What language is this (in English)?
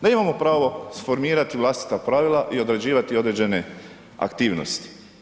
Croatian